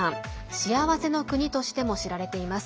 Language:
Japanese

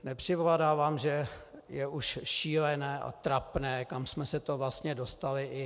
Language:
Czech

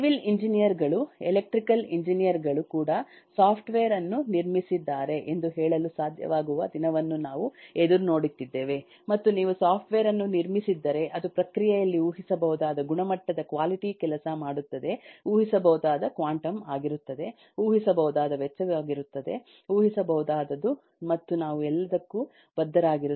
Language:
Kannada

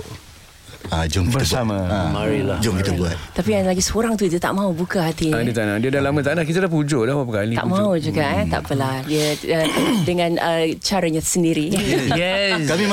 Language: Malay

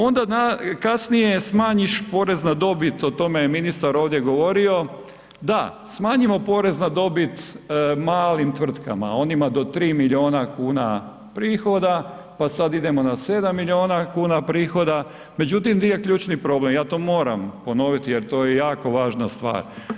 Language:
Croatian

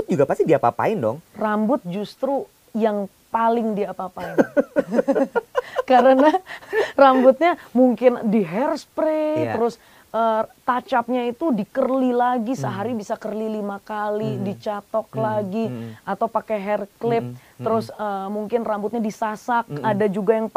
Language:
Indonesian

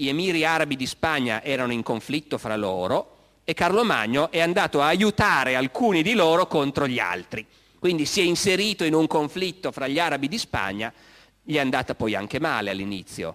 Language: Italian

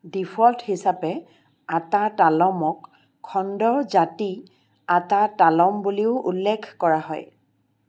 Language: Assamese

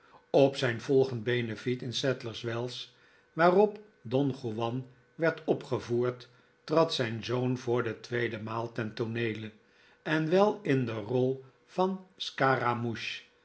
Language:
Dutch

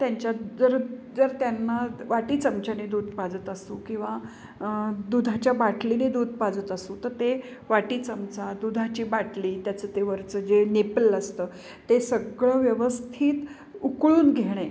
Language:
Marathi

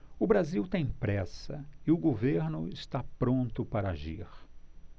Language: Portuguese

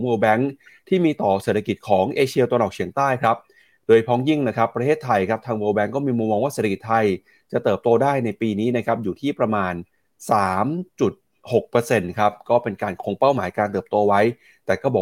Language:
Thai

